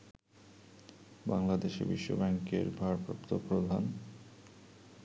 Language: Bangla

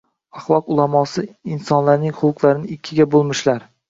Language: Uzbek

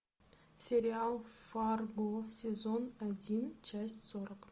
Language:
Russian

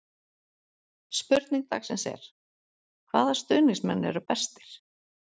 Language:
Icelandic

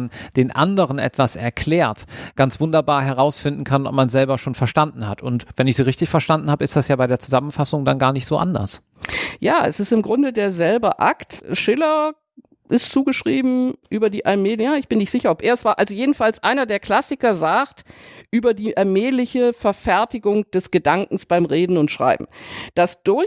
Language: German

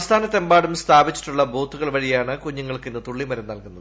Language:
Malayalam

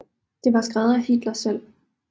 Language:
Danish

